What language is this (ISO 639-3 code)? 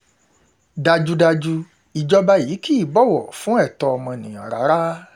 yor